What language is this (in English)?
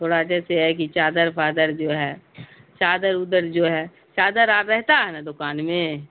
Urdu